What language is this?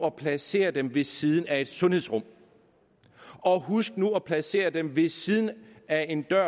Danish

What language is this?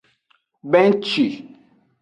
Aja (Benin)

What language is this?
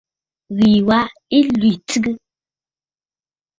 Bafut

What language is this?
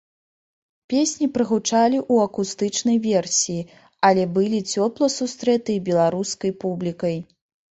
Belarusian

